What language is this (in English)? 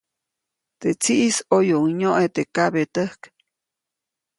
Copainalá Zoque